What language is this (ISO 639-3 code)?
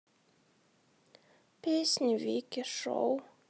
rus